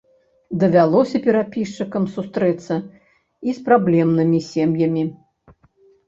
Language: Belarusian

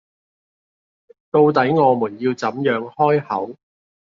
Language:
Cantonese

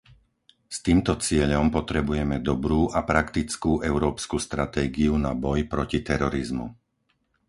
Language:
Slovak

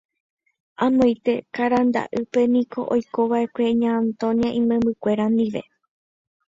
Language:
Guarani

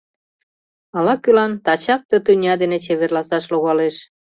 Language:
Mari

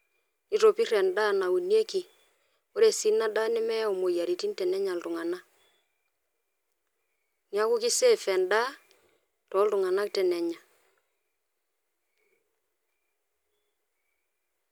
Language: Masai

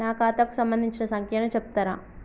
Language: Telugu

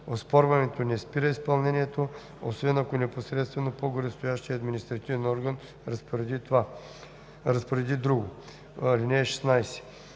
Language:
Bulgarian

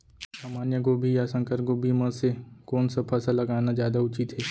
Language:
Chhattisgarhi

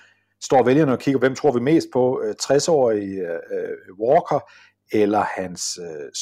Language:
Danish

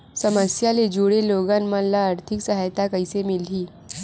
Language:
Chhattisgarhi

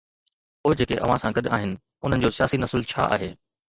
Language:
Sindhi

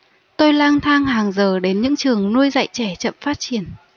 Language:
Vietnamese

